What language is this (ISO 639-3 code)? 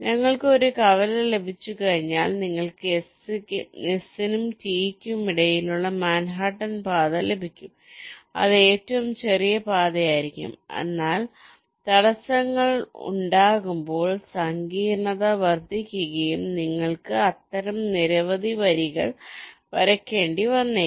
mal